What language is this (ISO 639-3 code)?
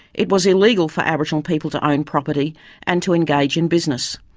eng